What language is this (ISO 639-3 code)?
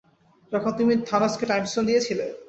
ben